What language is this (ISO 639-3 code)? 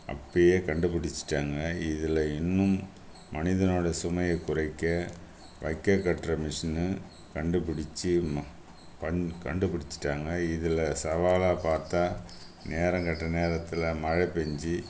tam